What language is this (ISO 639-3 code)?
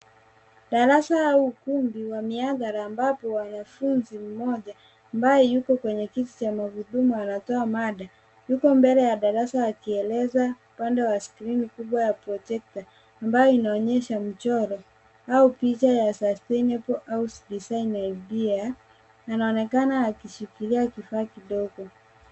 swa